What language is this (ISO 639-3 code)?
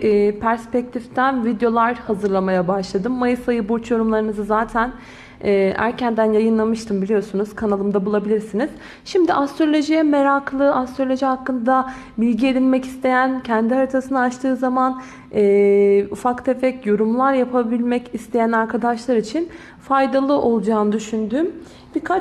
tur